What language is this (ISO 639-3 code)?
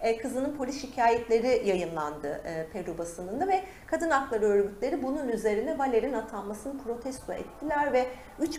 tur